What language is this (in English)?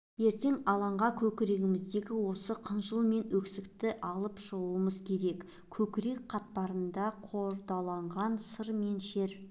Kazakh